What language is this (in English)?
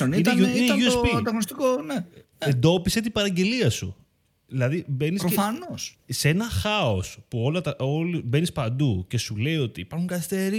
Greek